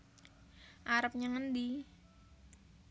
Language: Javanese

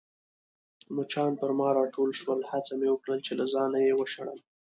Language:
Pashto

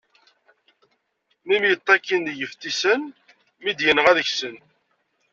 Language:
Kabyle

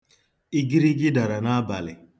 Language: Igbo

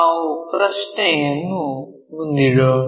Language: Kannada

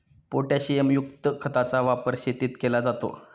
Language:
Marathi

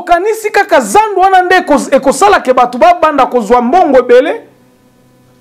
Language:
French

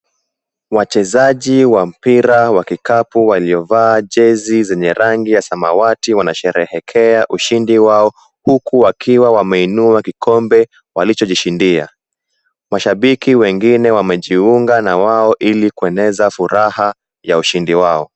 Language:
Swahili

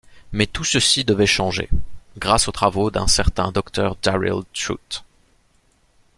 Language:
French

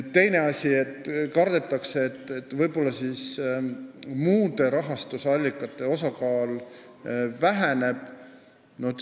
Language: Estonian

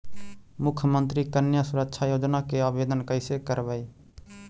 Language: Magahi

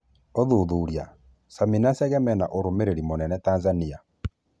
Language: Kikuyu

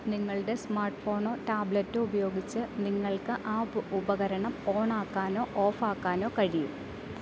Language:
Malayalam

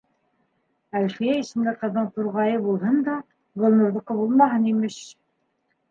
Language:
Bashkir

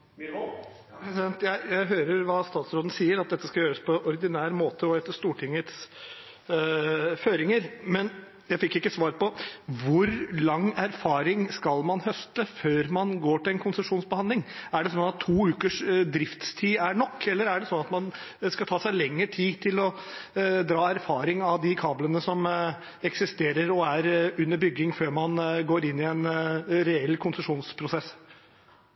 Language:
Norwegian Bokmål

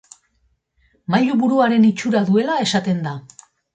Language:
Basque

